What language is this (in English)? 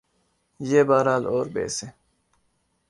Urdu